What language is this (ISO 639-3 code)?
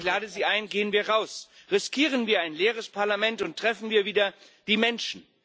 deu